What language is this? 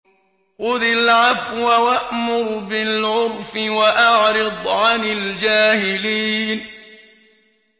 Arabic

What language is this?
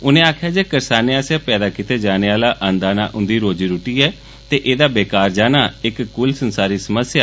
Dogri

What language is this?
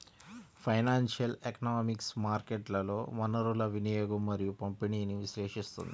Telugu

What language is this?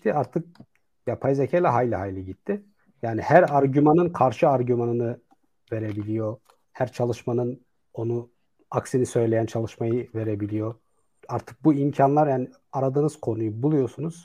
Turkish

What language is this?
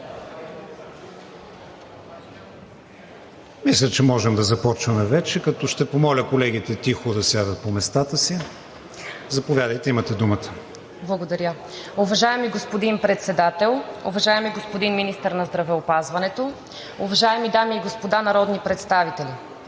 Bulgarian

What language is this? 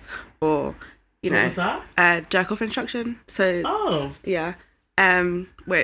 English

